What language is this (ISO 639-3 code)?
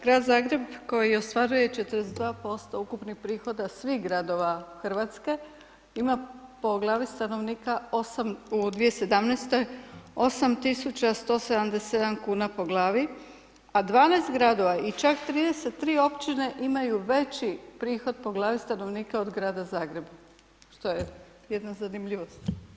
hrv